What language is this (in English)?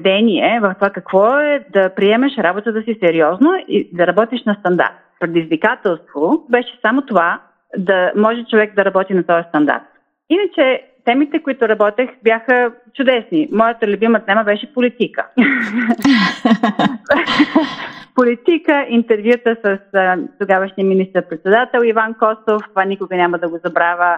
Bulgarian